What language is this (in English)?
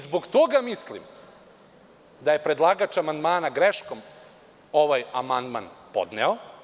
Serbian